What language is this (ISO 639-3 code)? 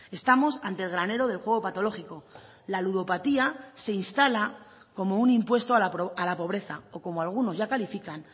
spa